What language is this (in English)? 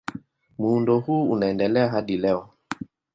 Swahili